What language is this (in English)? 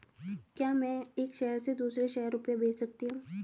Hindi